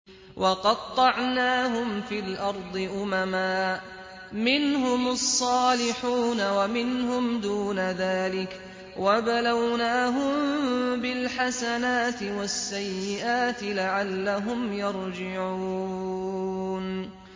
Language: Arabic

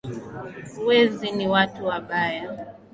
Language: Swahili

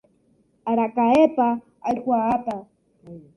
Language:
Guarani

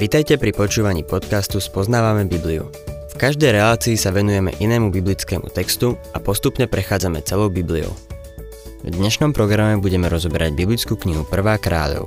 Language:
Slovak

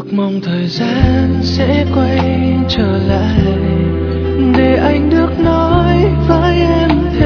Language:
Vietnamese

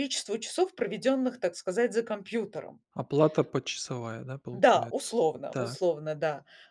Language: Russian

